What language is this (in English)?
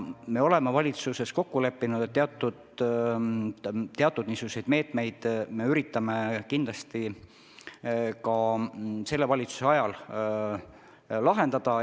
Estonian